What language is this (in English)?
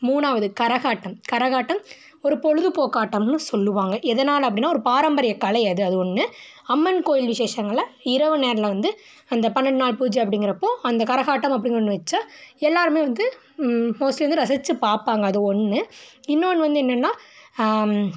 Tamil